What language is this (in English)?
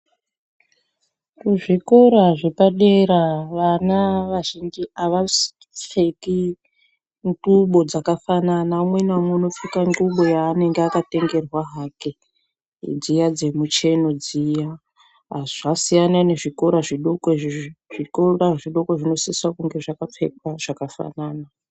Ndau